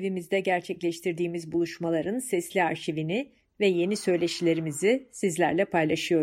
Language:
Turkish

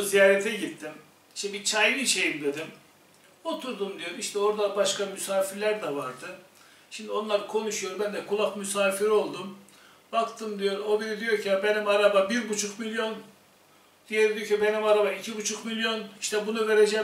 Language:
Turkish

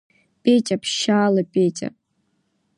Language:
Abkhazian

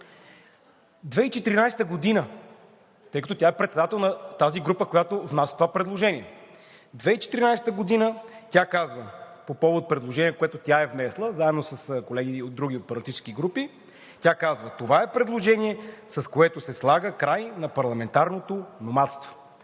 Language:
Bulgarian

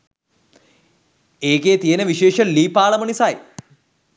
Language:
Sinhala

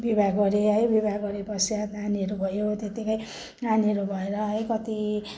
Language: Nepali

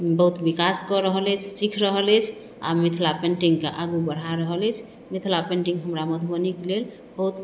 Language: Maithili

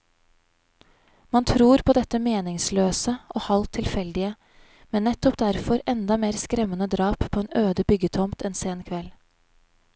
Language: Norwegian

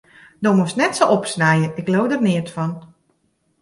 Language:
Western Frisian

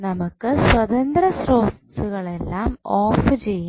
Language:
Malayalam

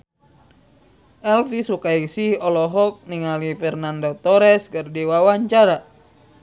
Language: Sundanese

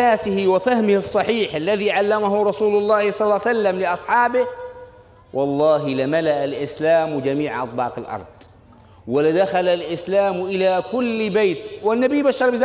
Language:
Arabic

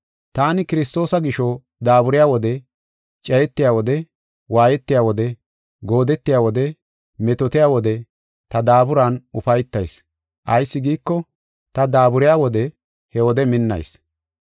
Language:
Gofa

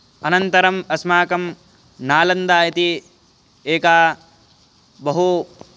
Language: Sanskrit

